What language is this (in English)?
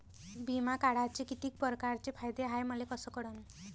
Marathi